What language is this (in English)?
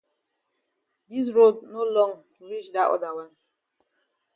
Cameroon Pidgin